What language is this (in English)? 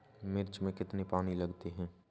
Hindi